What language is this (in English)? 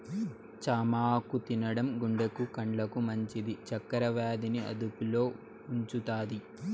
Telugu